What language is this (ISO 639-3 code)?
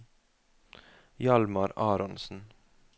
nor